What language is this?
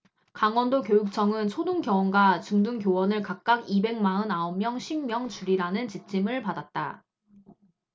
Korean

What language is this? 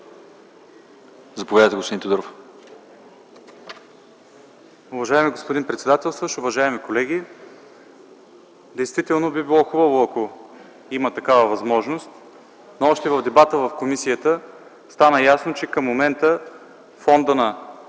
Bulgarian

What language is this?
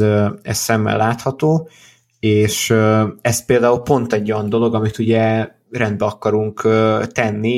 Hungarian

